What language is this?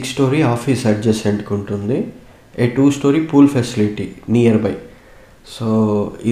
Telugu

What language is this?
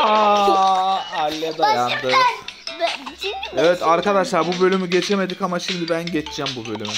Turkish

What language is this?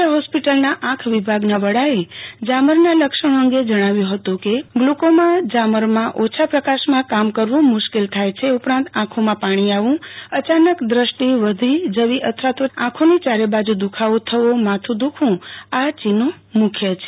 Gujarati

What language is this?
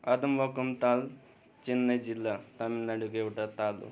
Nepali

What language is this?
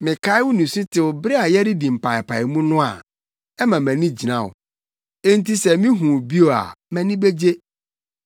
Akan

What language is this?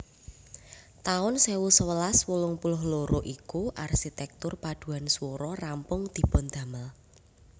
Javanese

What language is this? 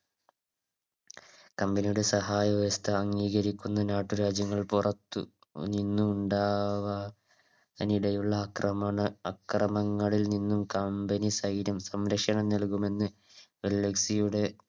Malayalam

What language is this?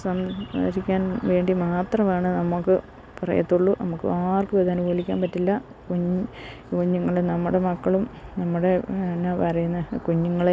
Malayalam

